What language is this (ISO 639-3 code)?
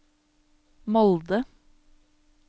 nor